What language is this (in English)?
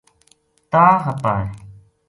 Gujari